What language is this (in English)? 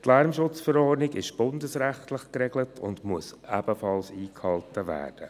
Swiss German